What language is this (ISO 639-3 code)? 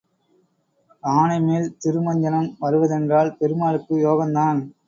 tam